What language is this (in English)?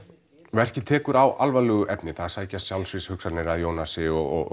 Icelandic